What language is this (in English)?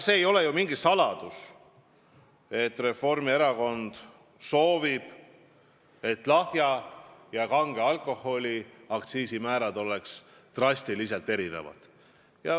Estonian